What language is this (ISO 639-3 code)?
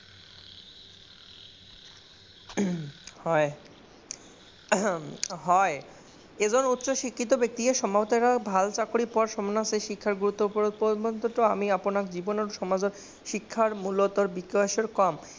asm